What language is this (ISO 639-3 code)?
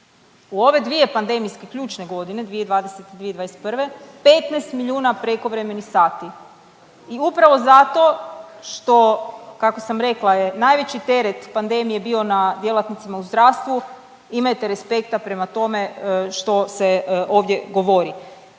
hrv